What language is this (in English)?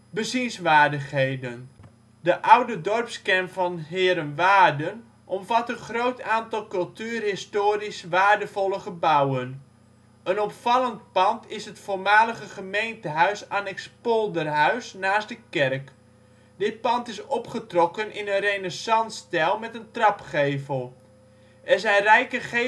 Dutch